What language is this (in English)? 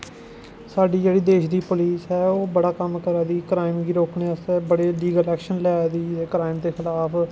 Dogri